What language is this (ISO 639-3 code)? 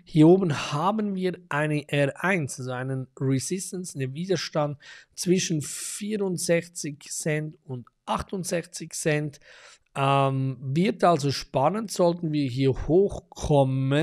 deu